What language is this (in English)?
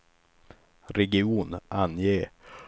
Swedish